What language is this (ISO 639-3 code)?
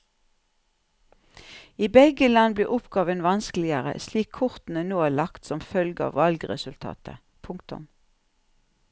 nor